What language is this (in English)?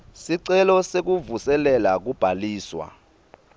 Swati